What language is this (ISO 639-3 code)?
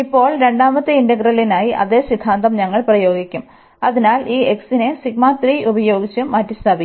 mal